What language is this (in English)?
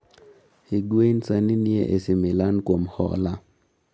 Luo (Kenya and Tanzania)